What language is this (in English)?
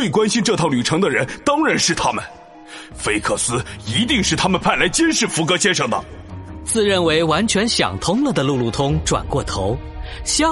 Chinese